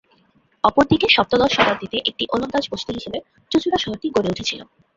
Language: Bangla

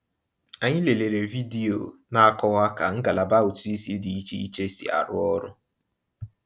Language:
Igbo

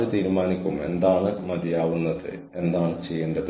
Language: Malayalam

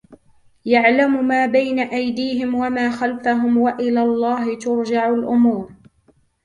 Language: Arabic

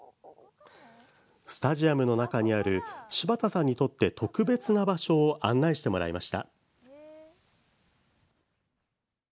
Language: Japanese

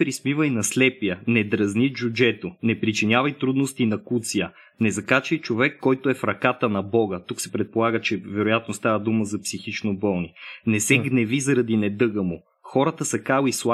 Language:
Bulgarian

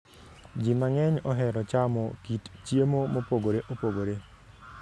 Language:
Luo (Kenya and Tanzania)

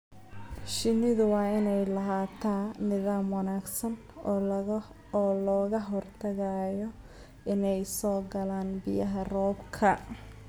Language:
Somali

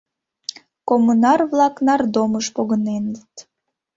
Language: Mari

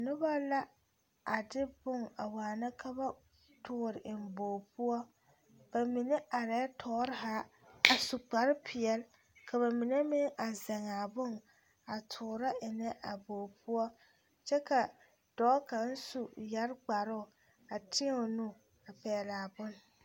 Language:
Southern Dagaare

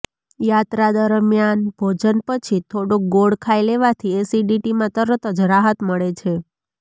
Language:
Gujarati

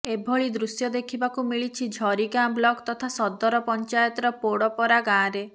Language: Odia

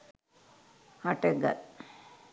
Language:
Sinhala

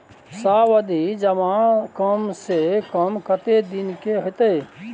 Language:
Maithili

